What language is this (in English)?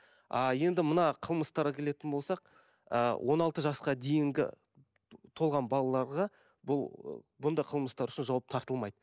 Kazakh